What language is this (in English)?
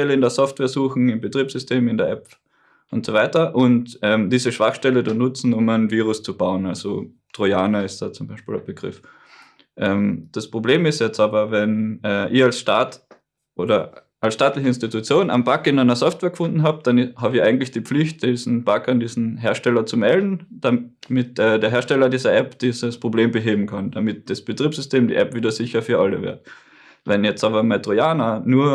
German